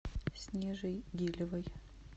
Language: Russian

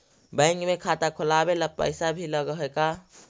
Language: Magahi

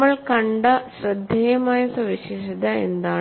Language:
Malayalam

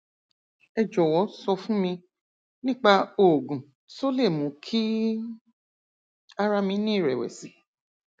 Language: Yoruba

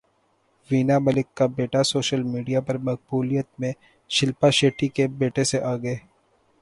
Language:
Urdu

